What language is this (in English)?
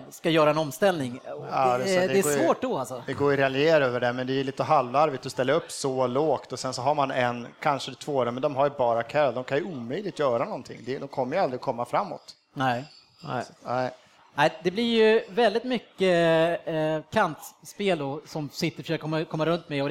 Swedish